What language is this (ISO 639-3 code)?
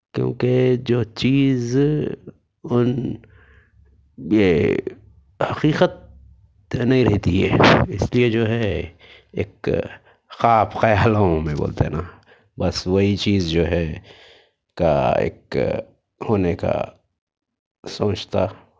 urd